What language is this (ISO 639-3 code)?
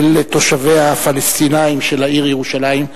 heb